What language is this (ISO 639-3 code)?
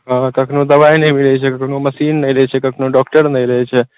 mai